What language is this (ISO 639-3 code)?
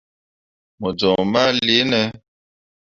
mua